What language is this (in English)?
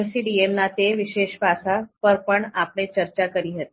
Gujarati